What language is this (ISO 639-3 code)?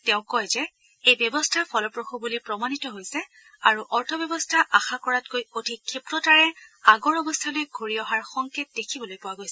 asm